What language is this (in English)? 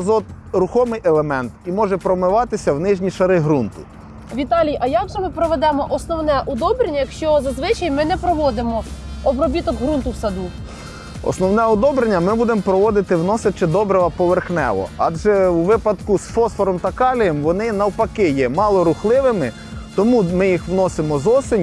Ukrainian